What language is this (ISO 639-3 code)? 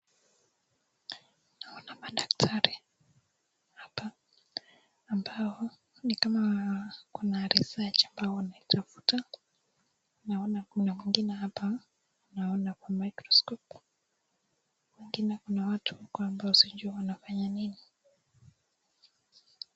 swa